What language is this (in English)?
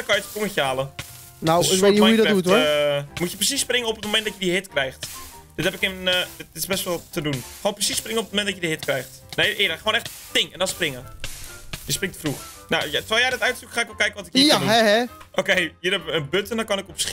Dutch